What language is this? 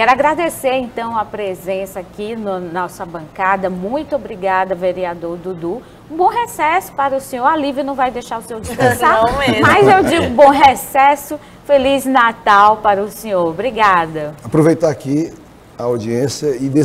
Portuguese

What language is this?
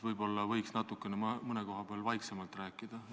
Estonian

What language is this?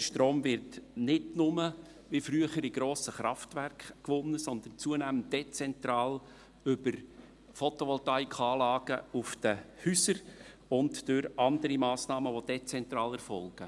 Swiss German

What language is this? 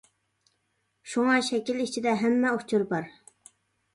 Uyghur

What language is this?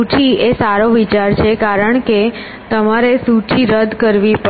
Gujarati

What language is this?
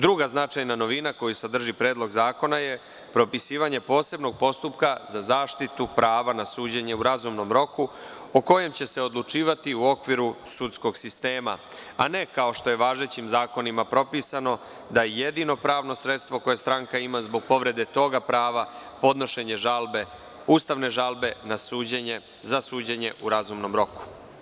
Serbian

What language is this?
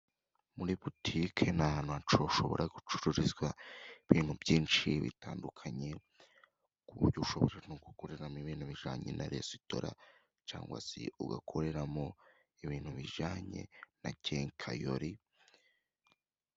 Kinyarwanda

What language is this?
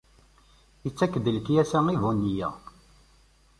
Kabyle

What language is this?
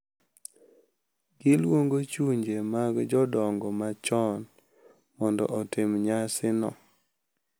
Luo (Kenya and Tanzania)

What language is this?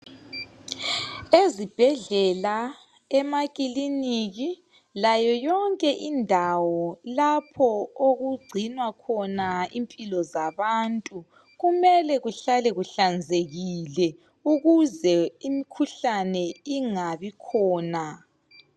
North Ndebele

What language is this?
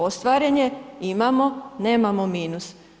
Croatian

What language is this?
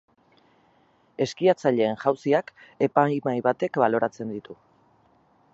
Basque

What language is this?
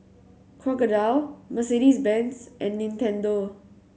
English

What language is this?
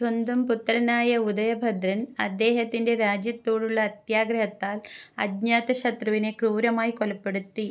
Malayalam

